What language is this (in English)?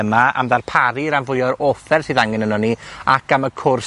Welsh